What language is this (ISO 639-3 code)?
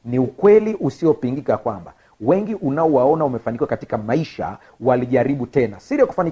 swa